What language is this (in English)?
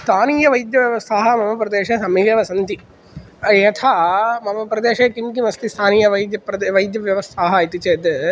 Sanskrit